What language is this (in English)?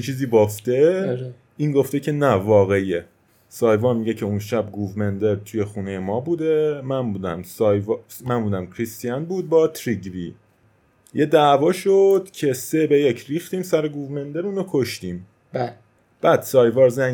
Persian